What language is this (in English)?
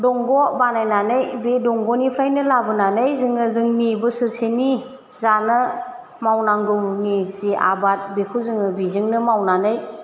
Bodo